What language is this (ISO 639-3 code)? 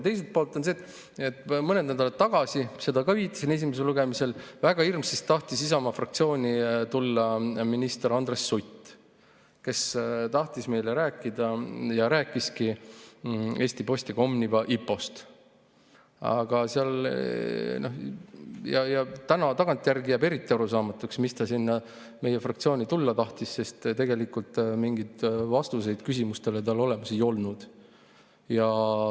est